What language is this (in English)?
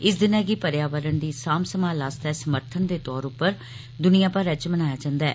Dogri